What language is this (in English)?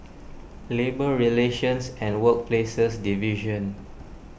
English